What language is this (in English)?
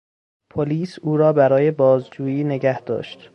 Persian